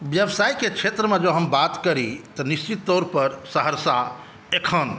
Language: Maithili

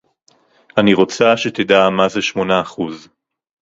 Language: Hebrew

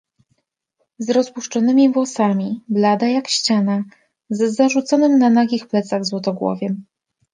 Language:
Polish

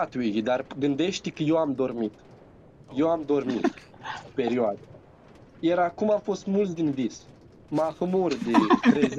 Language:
Romanian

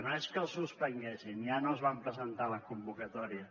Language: Catalan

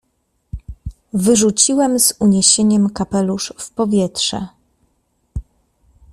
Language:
Polish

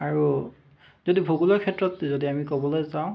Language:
Assamese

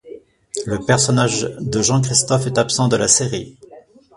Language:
French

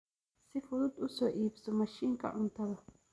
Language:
Somali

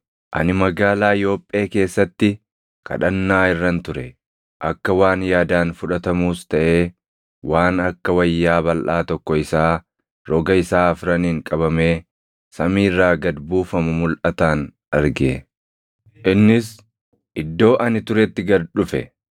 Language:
Oromo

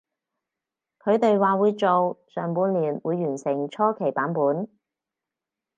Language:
Cantonese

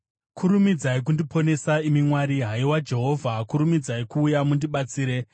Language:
Shona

